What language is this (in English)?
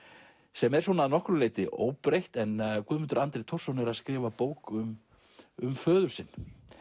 Icelandic